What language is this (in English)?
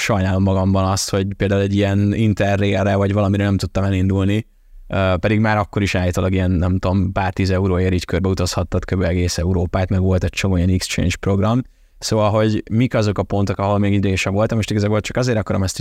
Hungarian